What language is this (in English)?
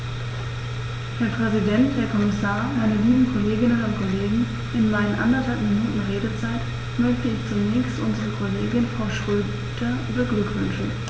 German